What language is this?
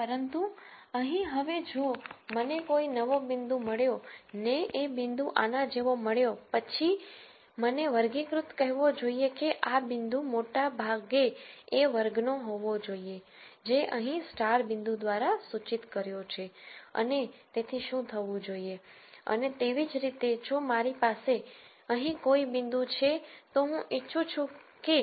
Gujarati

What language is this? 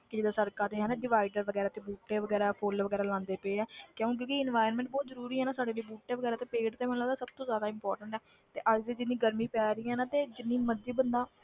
Punjabi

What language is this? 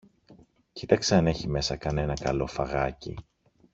Greek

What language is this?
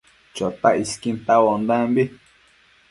Matsés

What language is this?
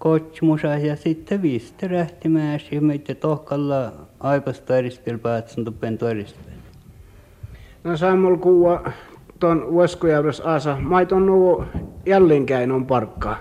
Finnish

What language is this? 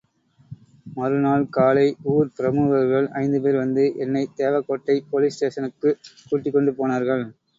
Tamil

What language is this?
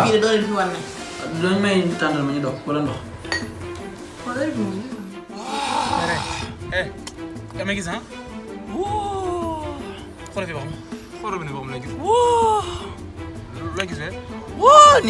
Indonesian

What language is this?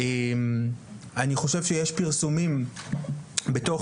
Hebrew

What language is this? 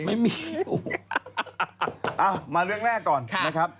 Thai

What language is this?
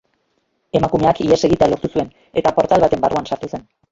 Basque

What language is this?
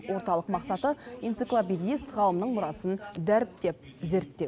Kazakh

